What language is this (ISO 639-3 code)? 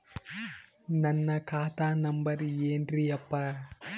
kan